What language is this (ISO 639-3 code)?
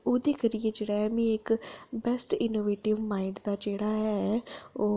doi